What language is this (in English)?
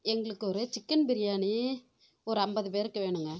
Tamil